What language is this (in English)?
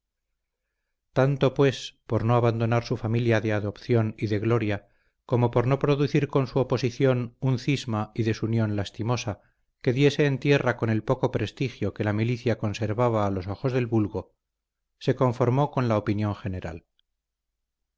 Spanish